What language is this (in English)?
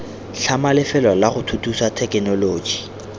Tswana